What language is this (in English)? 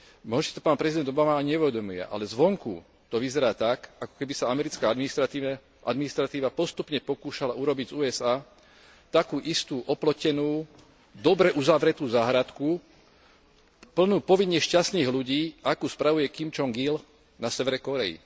Slovak